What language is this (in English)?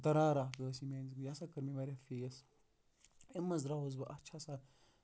Kashmiri